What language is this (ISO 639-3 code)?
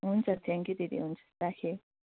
nep